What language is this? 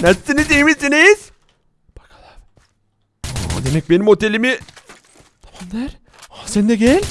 Turkish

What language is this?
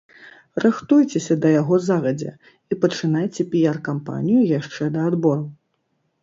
Belarusian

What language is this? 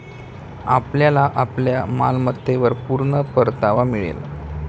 Marathi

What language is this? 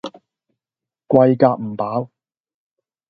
Cantonese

